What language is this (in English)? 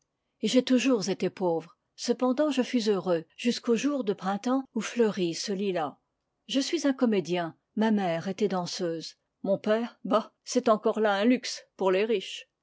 French